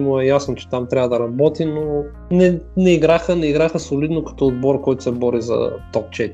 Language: Bulgarian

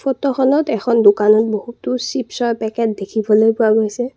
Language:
Assamese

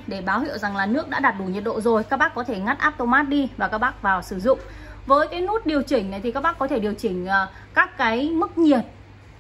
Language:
Vietnamese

